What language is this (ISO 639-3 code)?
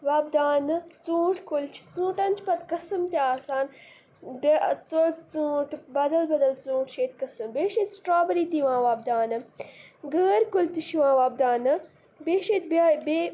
kas